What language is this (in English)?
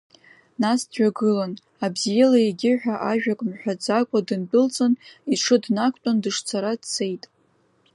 Abkhazian